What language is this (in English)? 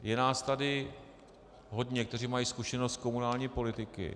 Czech